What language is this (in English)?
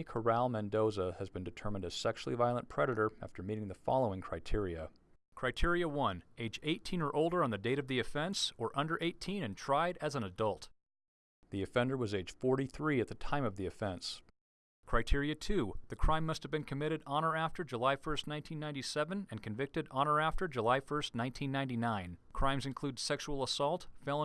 English